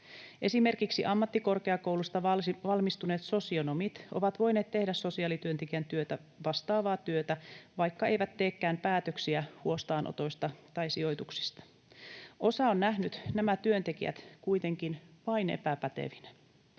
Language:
Finnish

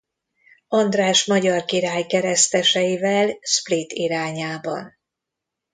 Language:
Hungarian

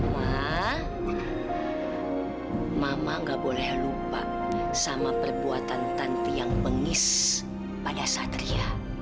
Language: Indonesian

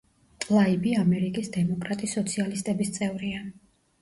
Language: Georgian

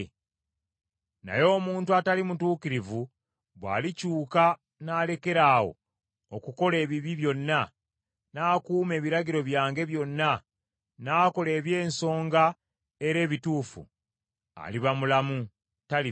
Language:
Ganda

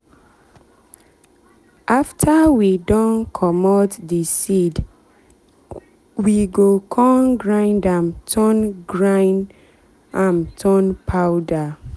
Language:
Nigerian Pidgin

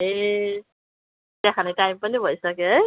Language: Nepali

